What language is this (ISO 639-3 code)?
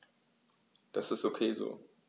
deu